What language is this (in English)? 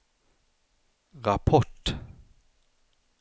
Swedish